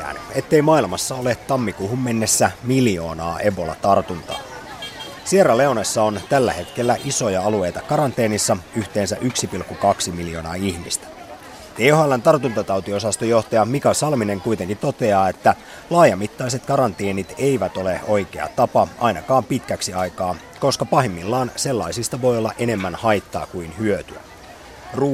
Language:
Finnish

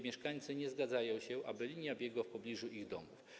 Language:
Polish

